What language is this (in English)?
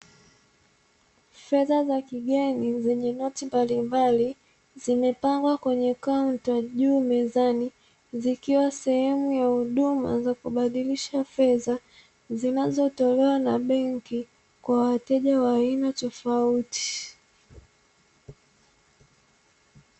Swahili